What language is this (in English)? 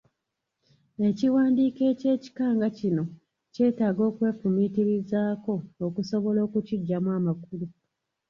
Ganda